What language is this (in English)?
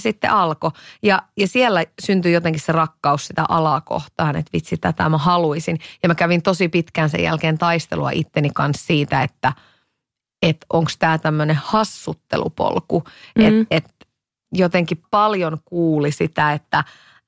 Finnish